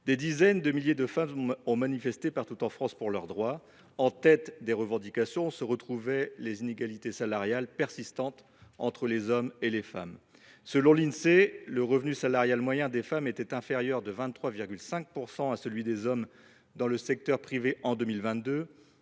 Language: French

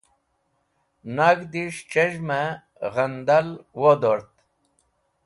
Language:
Wakhi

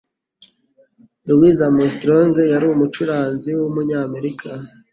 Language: Kinyarwanda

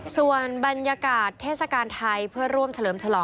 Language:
Thai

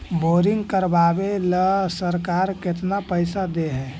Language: Magahi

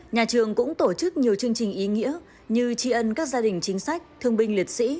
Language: Vietnamese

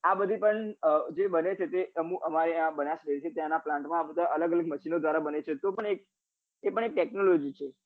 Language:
Gujarati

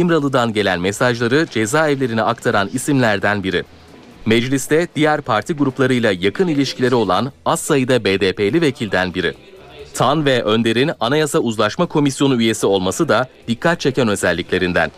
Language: Turkish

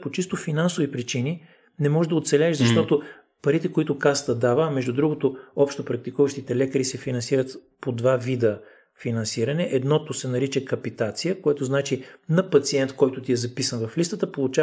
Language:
Bulgarian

